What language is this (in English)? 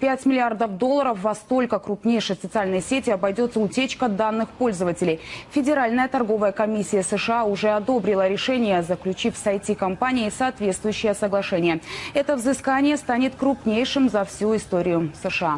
Russian